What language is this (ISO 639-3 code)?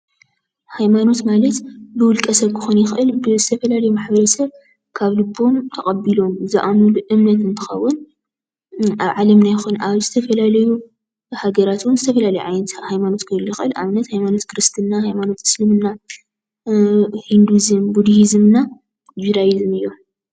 tir